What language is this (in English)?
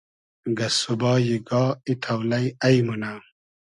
Hazaragi